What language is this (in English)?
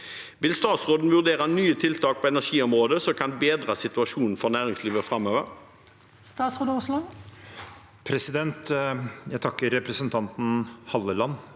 Norwegian